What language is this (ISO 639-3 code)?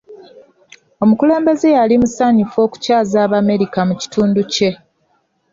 lug